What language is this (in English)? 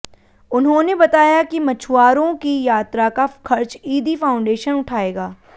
Hindi